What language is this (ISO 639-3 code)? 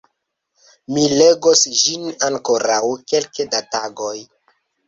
epo